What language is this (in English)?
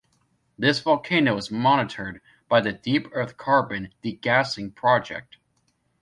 English